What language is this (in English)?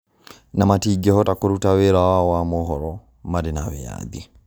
Kikuyu